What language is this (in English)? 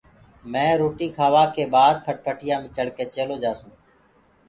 Gurgula